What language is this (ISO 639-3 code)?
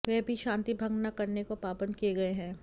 hin